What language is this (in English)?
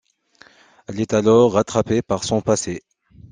French